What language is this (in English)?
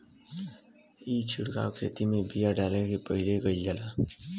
Bhojpuri